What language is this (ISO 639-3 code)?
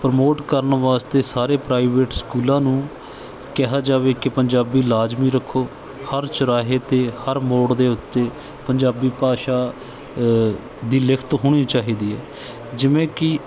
pan